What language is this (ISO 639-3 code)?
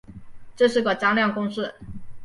zho